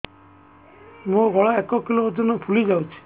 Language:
Odia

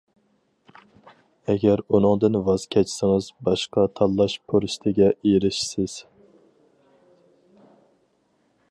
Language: Uyghur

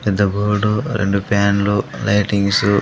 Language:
Telugu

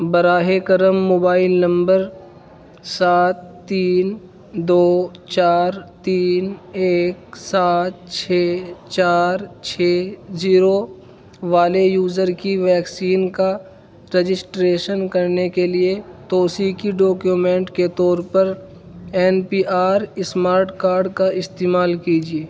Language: Urdu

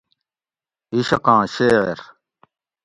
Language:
Gawri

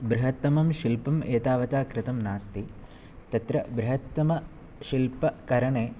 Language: Sanskrit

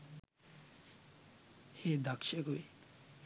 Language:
Sinhala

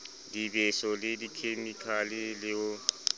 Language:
Southern Sotho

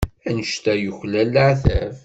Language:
Kabyle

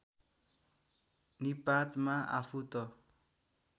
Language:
Nepali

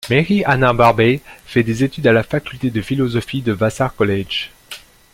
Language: French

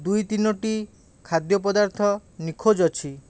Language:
Odia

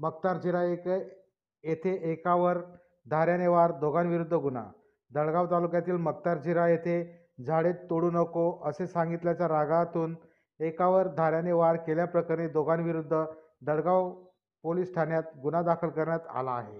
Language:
Marathi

